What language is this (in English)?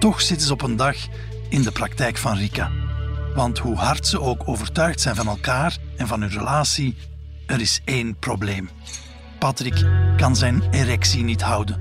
Dutch